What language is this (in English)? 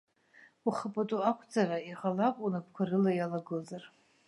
Abkhazian